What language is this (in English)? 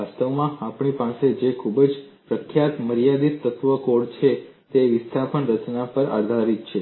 Gujarati